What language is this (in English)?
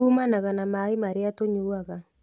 Kikuyu